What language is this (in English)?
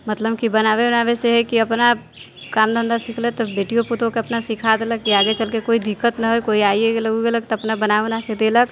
Maithili